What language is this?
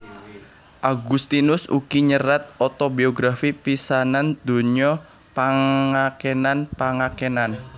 Javanese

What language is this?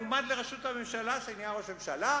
Hebrew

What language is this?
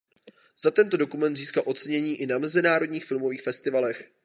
Czech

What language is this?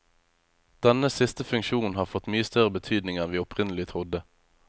Norwegian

